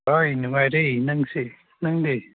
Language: Manipuri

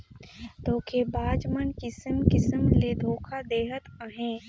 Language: Chhattisgarhi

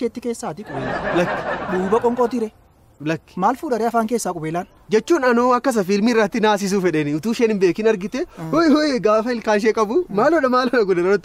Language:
Arabic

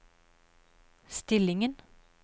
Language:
Norwegian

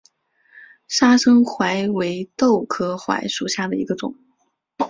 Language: Chinese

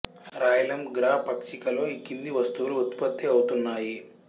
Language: Telugu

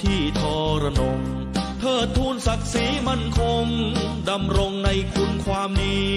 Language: Thai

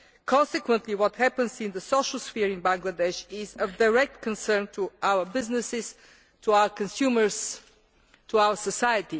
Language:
English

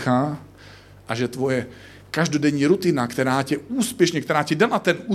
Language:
Czech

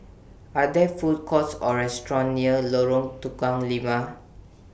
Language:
English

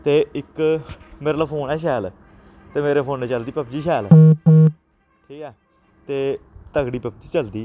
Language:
Dogri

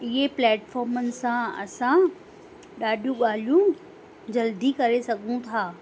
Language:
Sindhi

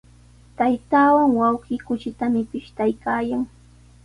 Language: Sihuas Ancash Quechua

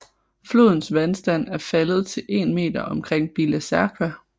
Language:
Danish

